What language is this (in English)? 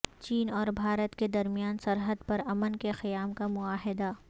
Urdu